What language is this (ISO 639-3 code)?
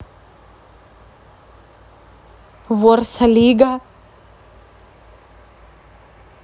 rus